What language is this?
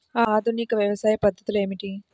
Telugu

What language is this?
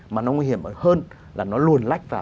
Vietnamese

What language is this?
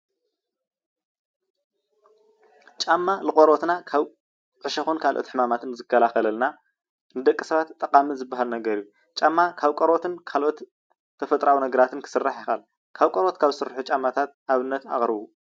Tigrinya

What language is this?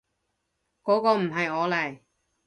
Cantonese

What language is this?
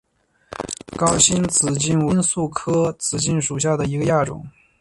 Chinese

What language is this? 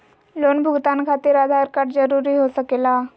Magahi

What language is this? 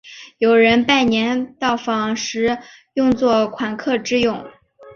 Chinese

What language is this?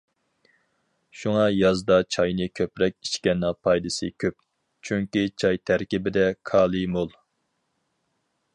Uyghur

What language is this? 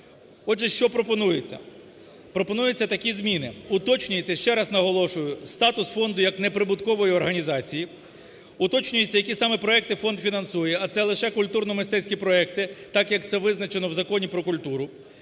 Ukrainian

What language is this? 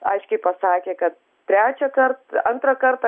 Lithuanian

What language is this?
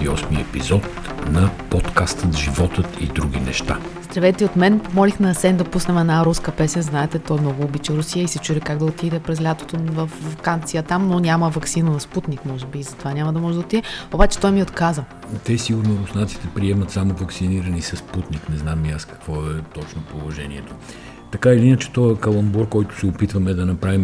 Bulgarian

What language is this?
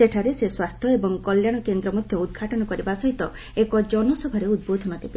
Odia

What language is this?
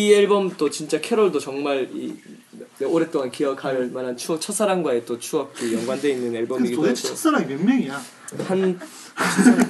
Korean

